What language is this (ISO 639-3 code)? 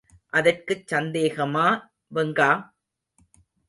tam